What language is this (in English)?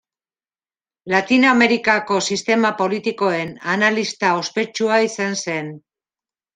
Basque